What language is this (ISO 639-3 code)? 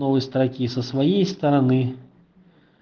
rus